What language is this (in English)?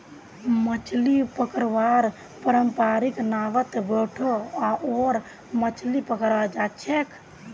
Magahi